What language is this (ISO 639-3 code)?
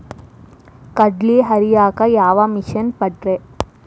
kan